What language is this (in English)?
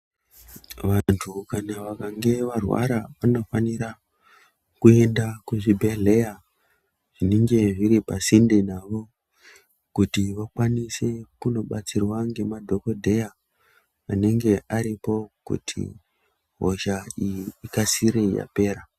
Ndau